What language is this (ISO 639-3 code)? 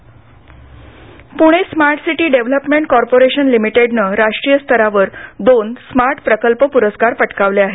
mar